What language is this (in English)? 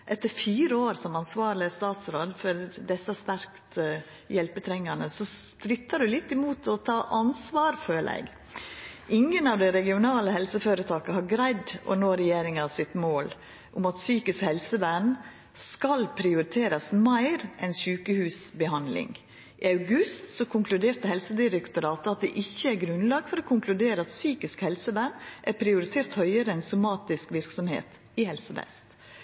Norwegian Nynorsk